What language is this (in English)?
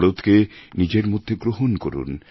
Bangla